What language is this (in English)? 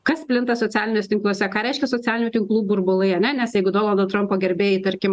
Lithuanian